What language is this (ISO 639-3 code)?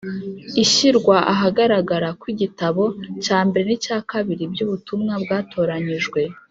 kin